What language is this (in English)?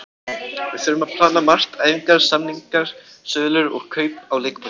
Icelandic